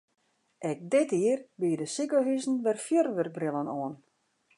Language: Western Frisian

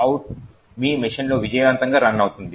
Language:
Telugu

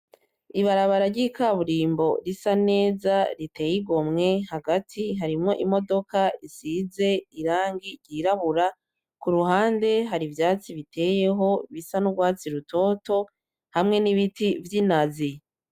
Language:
Rundi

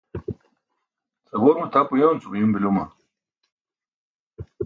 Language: Burushaski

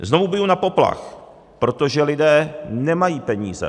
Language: Czech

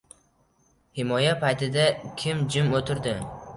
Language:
Uzbek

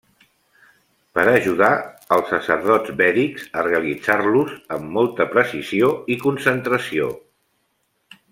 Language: Catalan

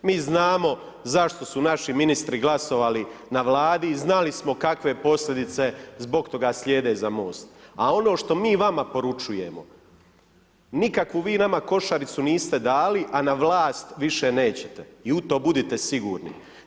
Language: Croatian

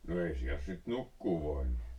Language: Finnish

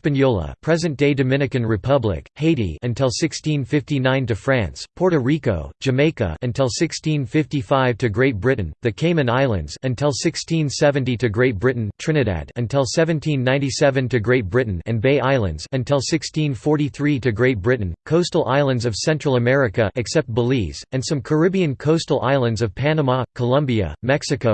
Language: English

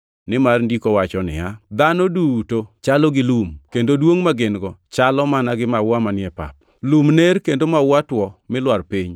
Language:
Luo (Kenya and Tanzania)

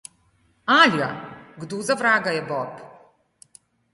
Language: Slovenian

